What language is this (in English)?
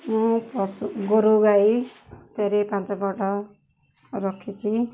Odia